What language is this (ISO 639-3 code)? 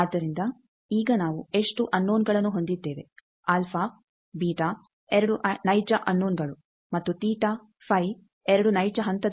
kan